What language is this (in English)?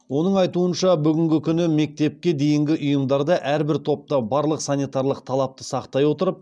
Kazakh